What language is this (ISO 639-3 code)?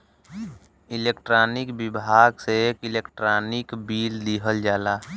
bho